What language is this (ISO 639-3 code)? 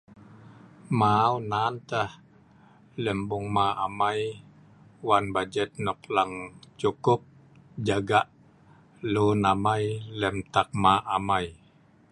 snv